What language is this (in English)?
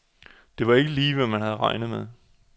Danish